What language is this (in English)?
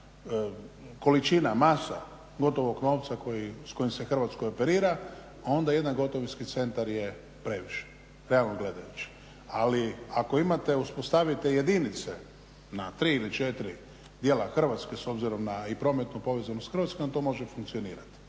Croatian